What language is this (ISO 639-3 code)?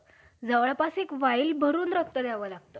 mar